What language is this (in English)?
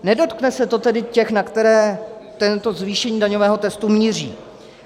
Czech